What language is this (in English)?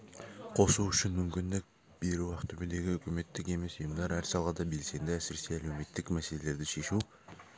Kazakh